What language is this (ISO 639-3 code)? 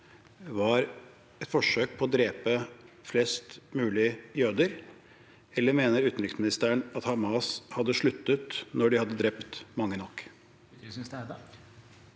nor